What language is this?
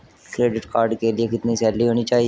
Hindi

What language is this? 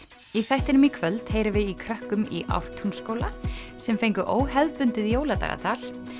Icelandic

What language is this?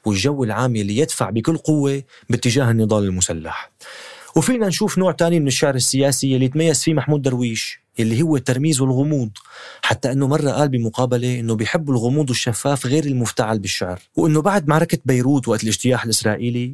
Arabic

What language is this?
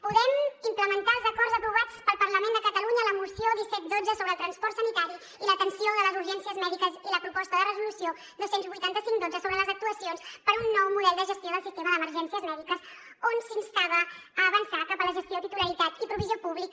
Catalan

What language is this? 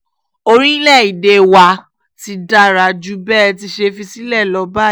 Yoruba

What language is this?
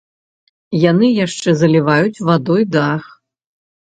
Belarusian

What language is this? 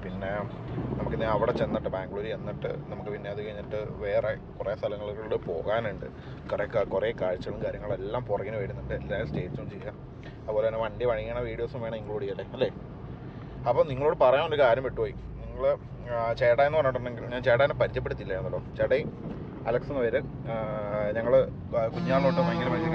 Malayalam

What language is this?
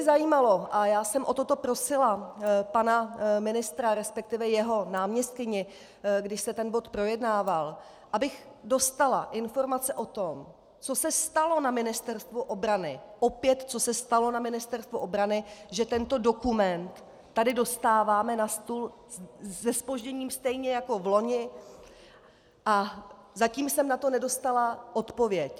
Czech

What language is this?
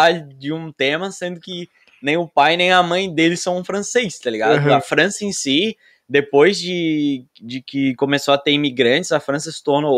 Portuguese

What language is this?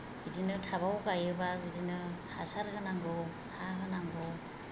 Bodo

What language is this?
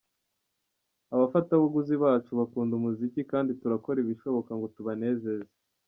Kinyarwanda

